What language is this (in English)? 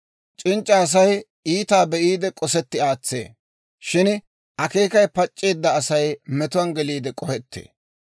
Dawro